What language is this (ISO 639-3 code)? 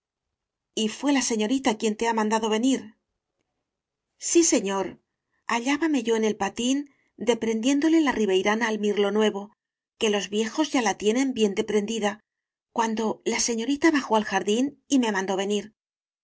spa